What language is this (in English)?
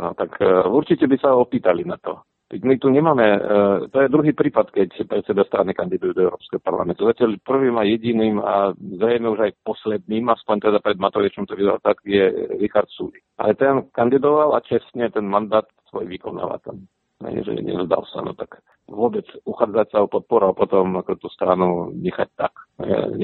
Slovak